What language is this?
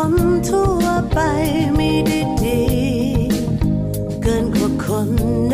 Thai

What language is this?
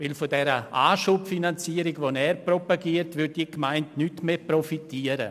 Swiss German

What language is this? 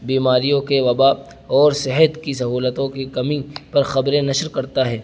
Urdu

